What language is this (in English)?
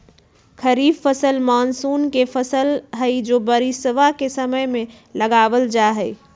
Magahi